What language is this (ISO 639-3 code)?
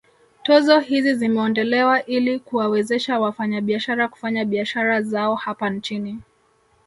swa